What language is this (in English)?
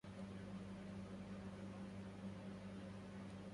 Arabic